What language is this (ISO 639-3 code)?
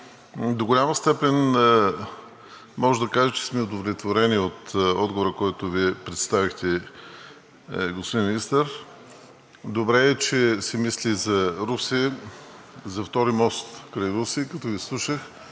bul